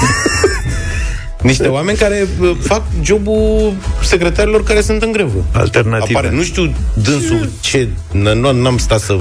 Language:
Romanian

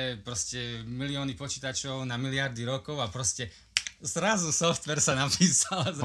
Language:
Slovak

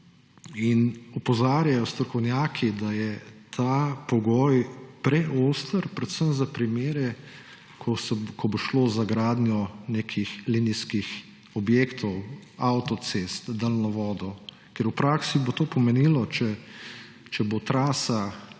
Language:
Slovenian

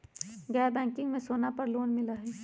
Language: Magahi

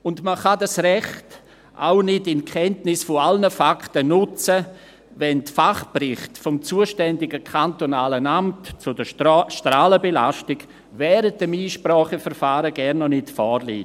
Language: Swiss German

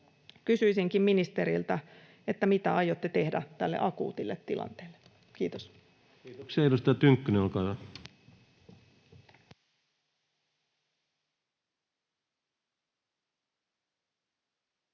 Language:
Finnish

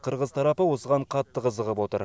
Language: Kazakh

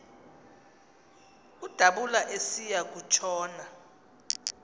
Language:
Xhosa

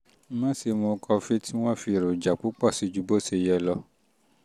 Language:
Yoruba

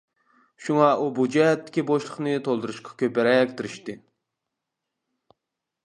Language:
Uyghur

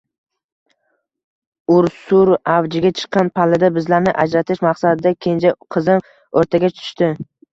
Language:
Uzbek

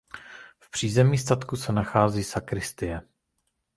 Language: Czech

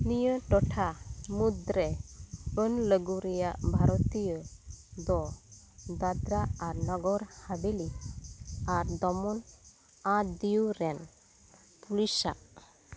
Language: Santali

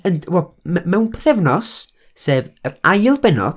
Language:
Welsh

